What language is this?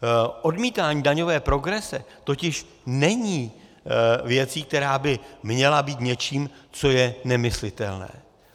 Czech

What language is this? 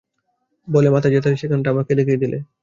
Bangla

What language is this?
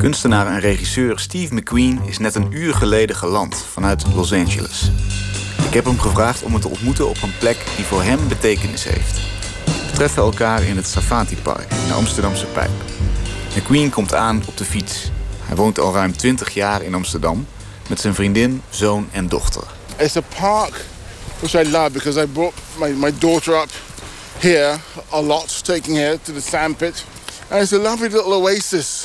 Dutch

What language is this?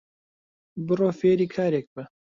Central Kurdish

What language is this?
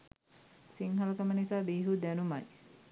Sinhala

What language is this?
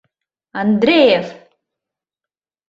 Mari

